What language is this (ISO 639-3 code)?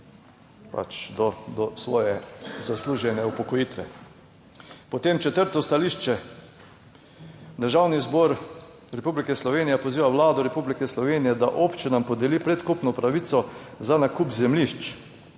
slv